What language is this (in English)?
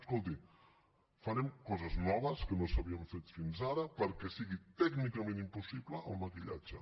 Catalan